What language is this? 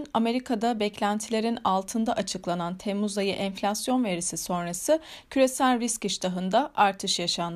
Turkish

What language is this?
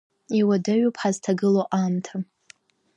Abkhazian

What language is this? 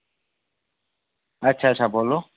Dogri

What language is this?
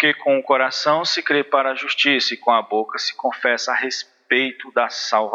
Portuguese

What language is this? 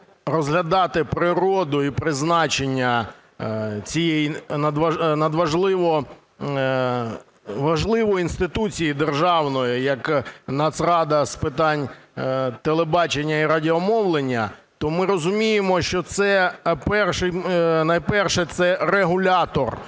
Ukrainian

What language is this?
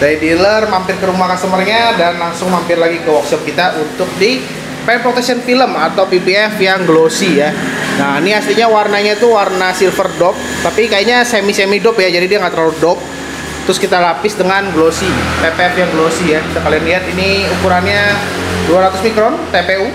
Indonesian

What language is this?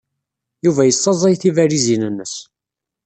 Kabyle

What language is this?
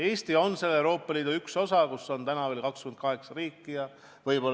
Estonian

